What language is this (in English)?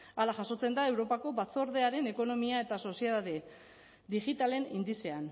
Basque